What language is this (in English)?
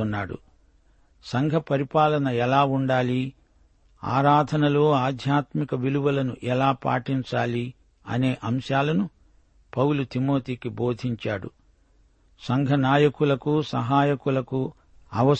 Telugu